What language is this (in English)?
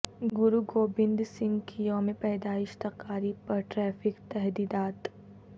Urdu